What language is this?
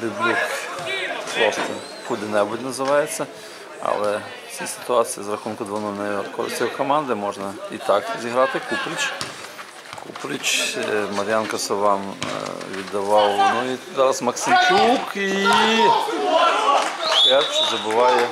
Russian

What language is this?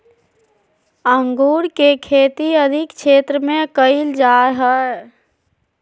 Magahi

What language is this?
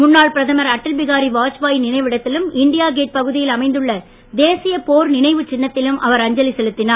Tamil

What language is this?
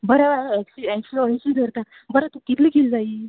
Konkani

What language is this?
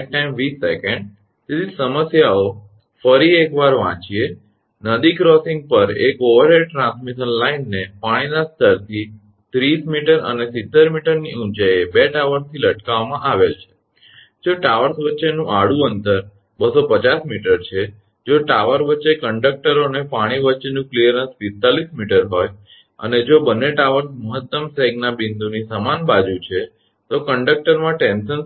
Gujarati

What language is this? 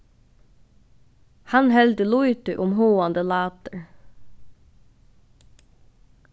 Faroese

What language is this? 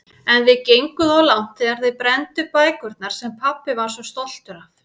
Icelandic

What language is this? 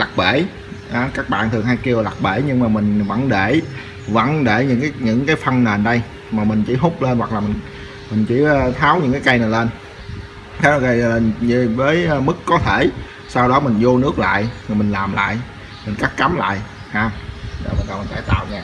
Vietnamese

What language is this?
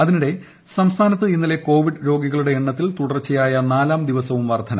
Malayalam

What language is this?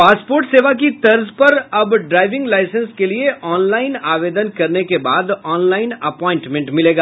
Hindi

